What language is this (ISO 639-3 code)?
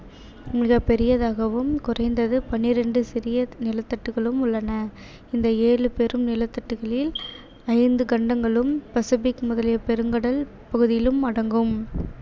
tam